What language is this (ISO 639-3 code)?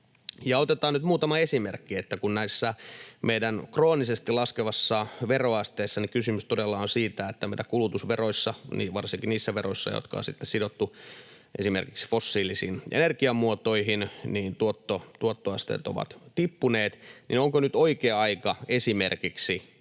fin